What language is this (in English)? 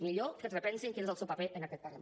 Catalan